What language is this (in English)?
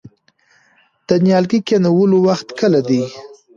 Pashto